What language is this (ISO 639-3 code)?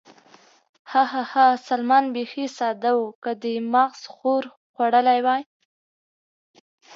pus